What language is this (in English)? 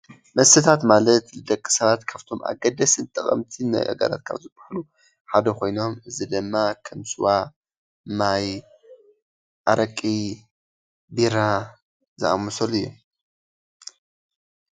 Tigrinya